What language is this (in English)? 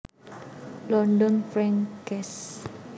Javanese